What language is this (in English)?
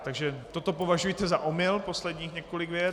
Czech